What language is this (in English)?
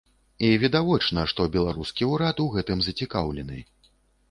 Belarusian